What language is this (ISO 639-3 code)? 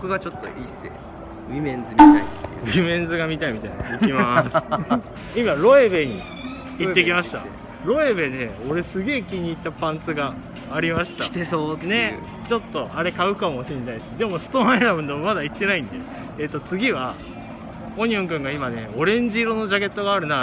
jpn